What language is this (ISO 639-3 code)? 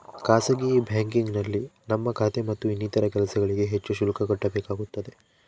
kan